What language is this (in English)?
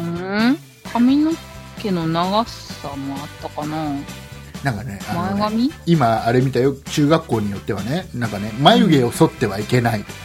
Japanese